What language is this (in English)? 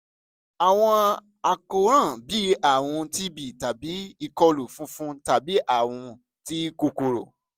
Yoruba